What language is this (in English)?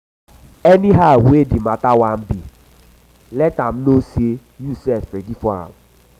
Nigerian Pidgin